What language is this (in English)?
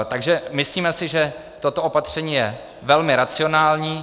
Czech